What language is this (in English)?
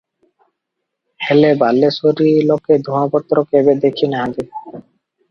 Odia